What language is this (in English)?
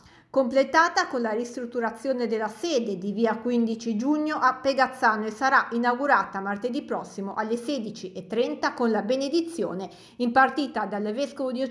Italian